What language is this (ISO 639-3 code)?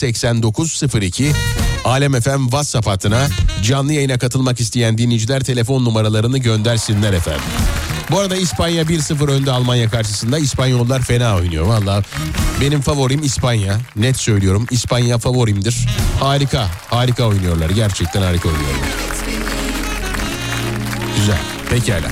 tur